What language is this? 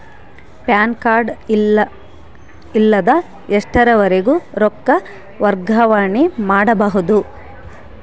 Kannada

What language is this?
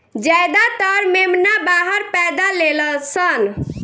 Bhojpuri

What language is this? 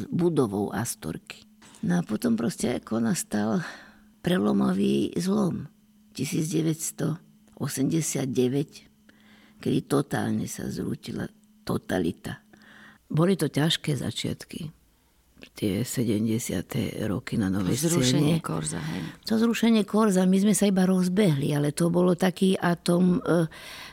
Slovak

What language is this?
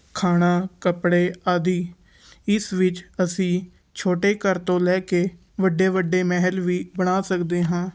Punjabi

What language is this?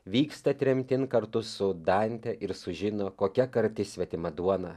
Lithuanian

